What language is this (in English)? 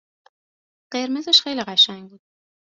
Persian